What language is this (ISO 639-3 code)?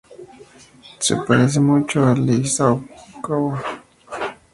spa